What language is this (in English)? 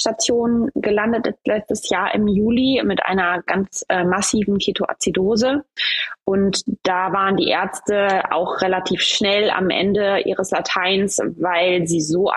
German